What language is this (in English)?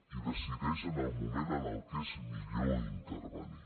Catalan